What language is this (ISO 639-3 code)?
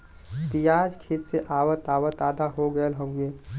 bho